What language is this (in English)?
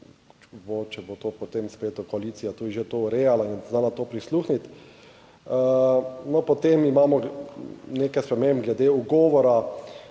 Slovenian